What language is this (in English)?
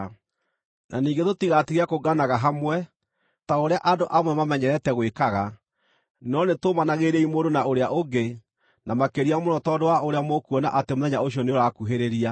Kikuyu